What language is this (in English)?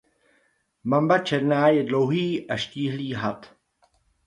Czech